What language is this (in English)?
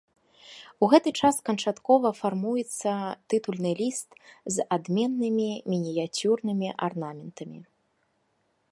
Belarusian